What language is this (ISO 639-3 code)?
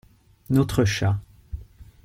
fra